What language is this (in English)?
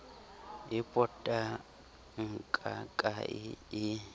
Southern Sotho